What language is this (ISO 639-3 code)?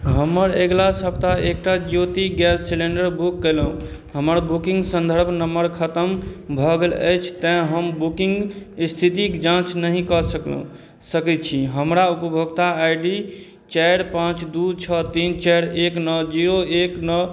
mai